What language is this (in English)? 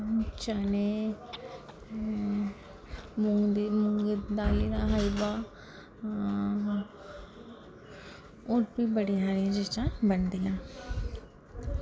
Dogri